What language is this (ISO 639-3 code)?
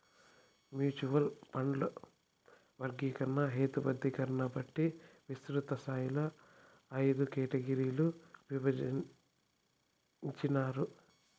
tel